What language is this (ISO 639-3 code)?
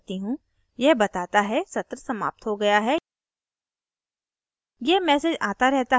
hin